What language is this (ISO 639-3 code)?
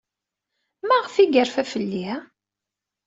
kab